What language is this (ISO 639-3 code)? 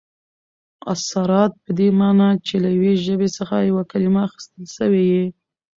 pus